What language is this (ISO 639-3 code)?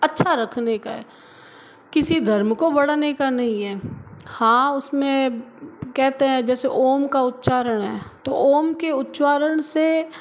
hin